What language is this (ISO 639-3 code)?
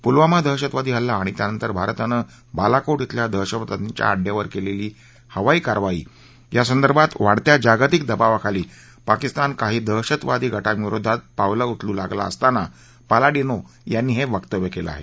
mar